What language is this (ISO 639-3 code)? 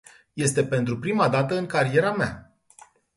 ron